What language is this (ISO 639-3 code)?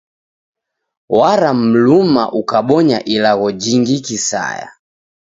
dav